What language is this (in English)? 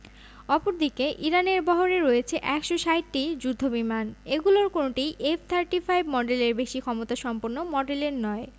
Bangla